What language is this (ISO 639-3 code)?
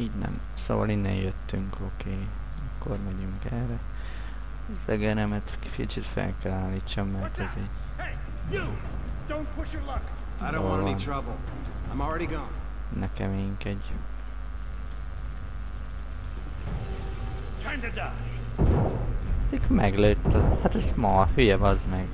hun